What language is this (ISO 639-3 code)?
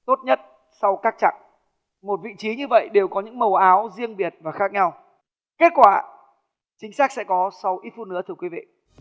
vie